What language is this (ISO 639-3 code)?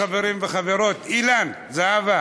heb